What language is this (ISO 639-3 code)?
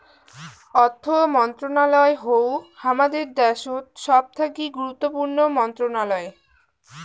ben